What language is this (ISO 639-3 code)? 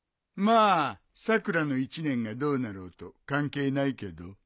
jpn